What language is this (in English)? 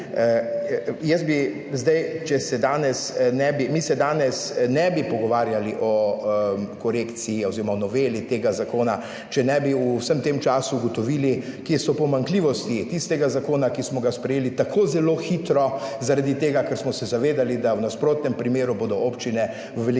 Slovenian